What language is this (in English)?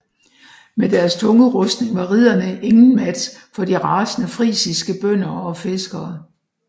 Danish